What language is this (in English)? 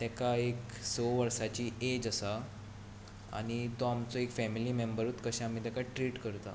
Konkani